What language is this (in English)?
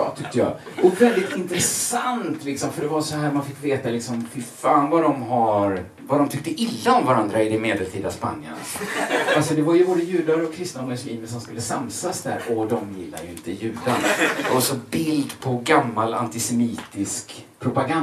Swedish